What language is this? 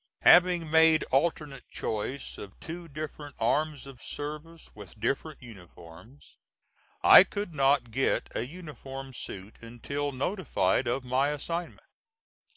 English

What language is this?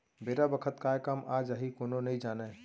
Chhattisgarhi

